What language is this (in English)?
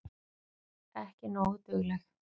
Icelandic